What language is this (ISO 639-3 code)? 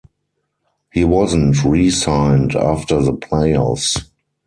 eng